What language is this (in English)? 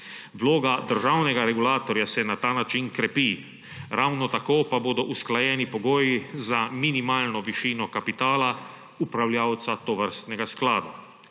Slovenian